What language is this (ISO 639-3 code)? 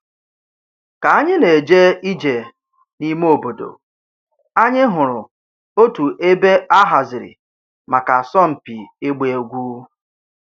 ibo